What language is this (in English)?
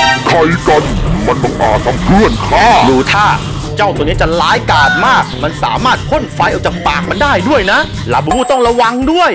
Thai